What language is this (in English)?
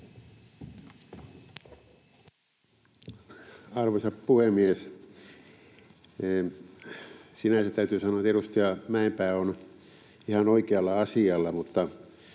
Finnish